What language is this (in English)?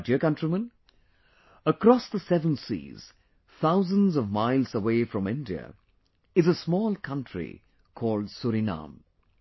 English